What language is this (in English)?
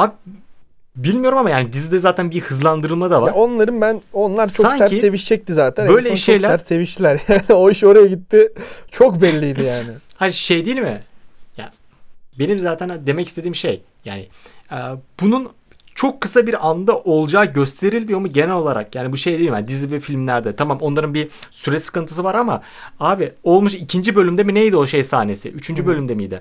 Turkish